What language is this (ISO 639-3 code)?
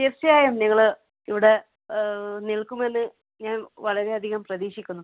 mal